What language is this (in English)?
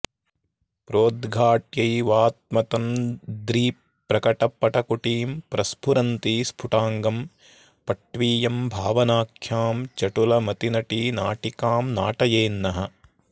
Sanskrit